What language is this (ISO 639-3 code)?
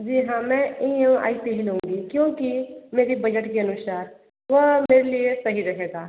hin